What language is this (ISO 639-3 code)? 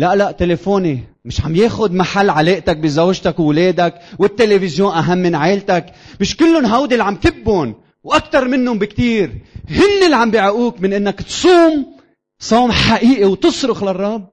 ara